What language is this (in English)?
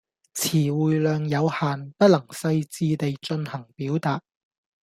Cantonese